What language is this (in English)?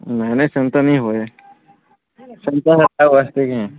Odia